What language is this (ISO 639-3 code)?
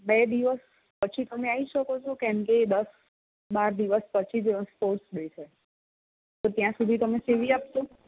guj